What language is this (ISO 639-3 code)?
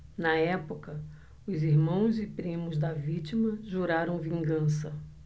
por